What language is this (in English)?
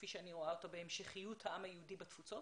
Hebrew